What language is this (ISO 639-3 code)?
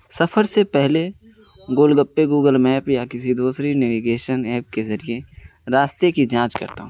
urd